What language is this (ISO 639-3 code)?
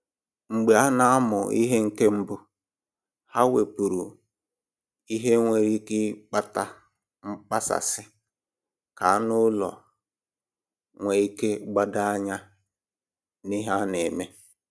ibo